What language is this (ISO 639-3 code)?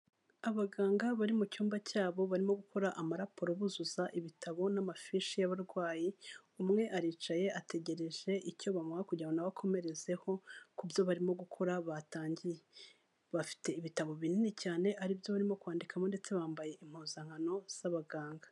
kin